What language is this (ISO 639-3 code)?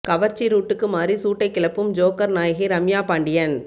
tam